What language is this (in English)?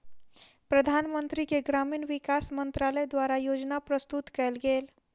Maithili